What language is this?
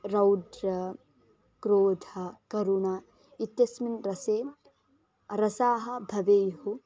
Sanskrit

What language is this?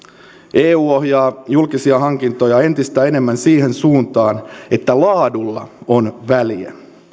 Finnish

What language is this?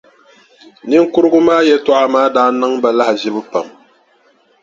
Dagbani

